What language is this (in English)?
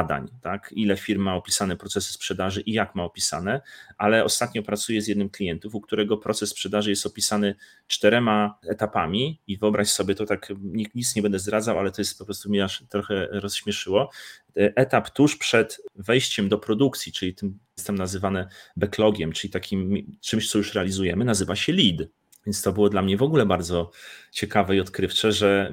Polish